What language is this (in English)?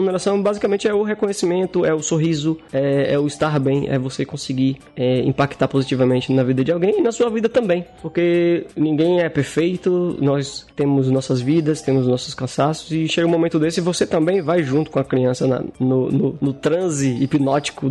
Portuguese